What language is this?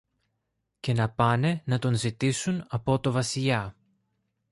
Greek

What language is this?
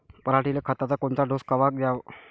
Marathi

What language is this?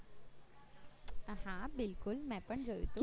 Gujarati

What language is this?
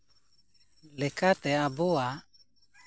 Santali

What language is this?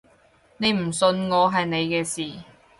Cantonese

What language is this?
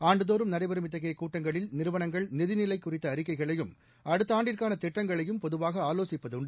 Tamil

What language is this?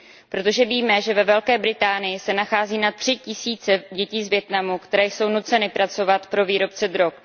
Czech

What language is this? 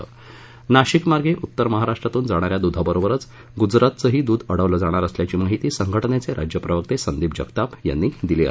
Marathi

